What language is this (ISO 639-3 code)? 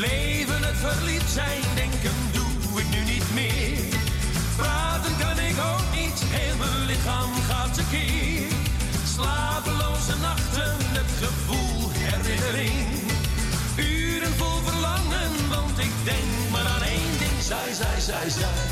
nld